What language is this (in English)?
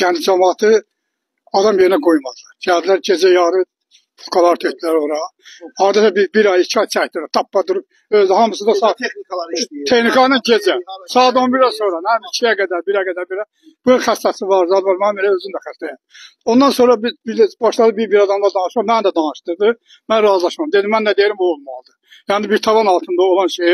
Turkish